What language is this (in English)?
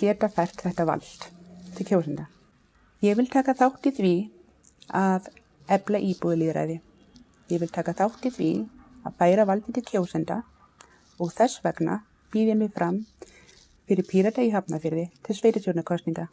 Icelandic